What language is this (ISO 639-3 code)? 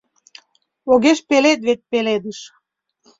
chm